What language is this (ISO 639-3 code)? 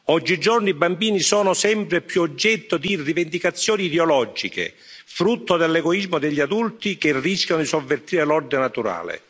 ita